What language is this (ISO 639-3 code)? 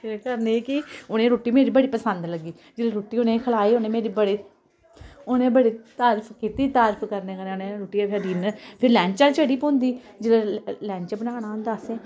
doi